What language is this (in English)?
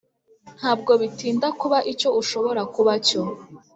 Kinyarwanda